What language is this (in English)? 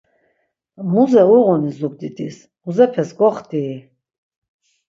Laz